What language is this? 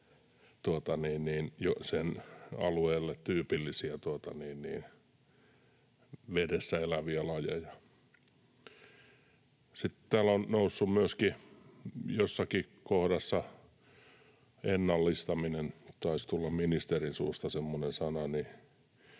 Finnish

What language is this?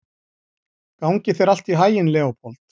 Icelandic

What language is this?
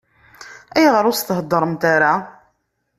Kabyle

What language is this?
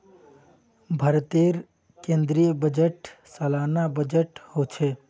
Magahi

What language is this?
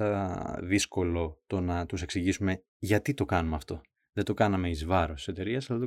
Greek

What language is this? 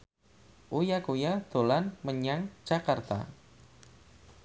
Javanese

